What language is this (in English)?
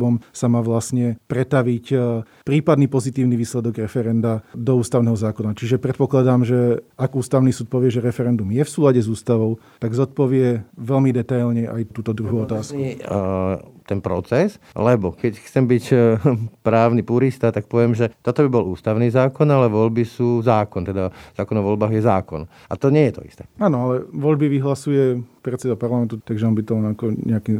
Slovak